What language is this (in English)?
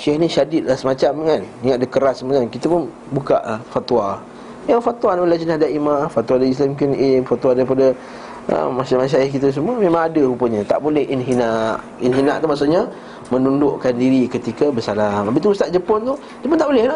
Malay